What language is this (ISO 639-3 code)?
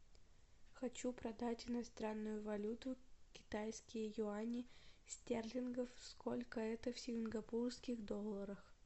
rus